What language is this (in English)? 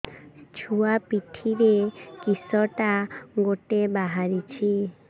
Odia